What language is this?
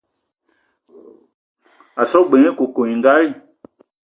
Eton (Cameroon)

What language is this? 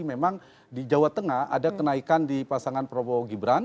Indonesian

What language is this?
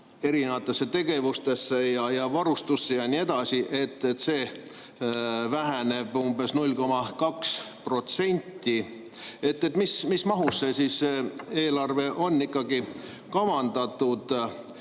Estonian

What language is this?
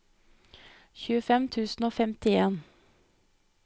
Norwegian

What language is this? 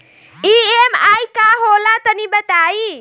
Bhojpuri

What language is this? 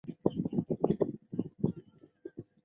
Chinese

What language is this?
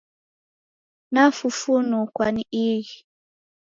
Taita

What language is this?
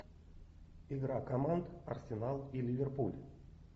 Russian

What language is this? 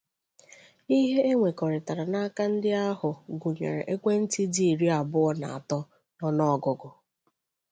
Igbo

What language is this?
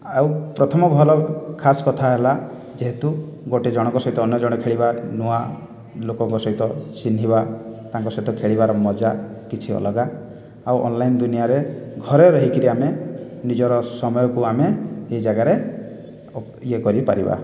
Odia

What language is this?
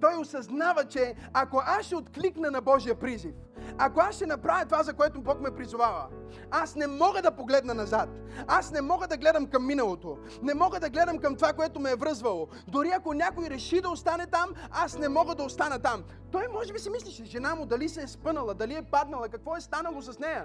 Bulgarian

